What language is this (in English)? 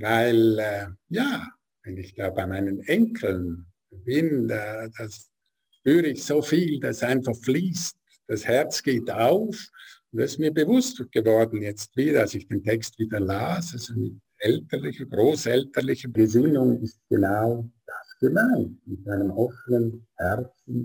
German